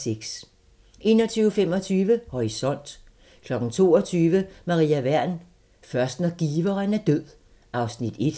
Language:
Danish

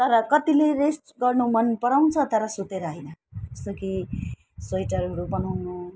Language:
Nepali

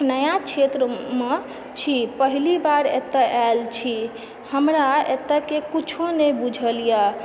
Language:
Maithili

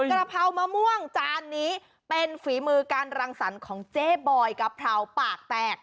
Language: Thai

